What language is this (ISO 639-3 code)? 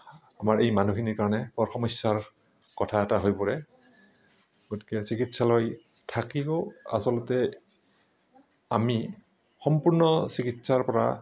asm